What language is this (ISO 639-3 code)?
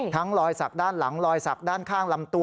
tha